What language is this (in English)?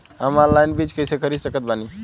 Bhojpuri